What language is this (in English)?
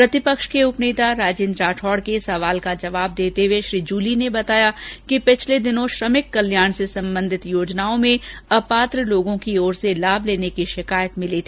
Hindi